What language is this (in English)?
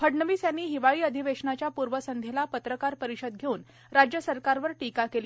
Marathi